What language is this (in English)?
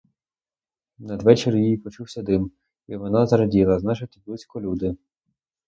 Ukrainian